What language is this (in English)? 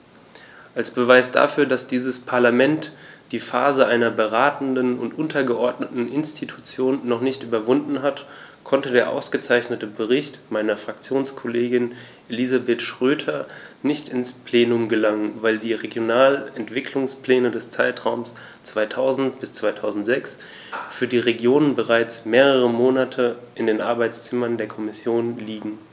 German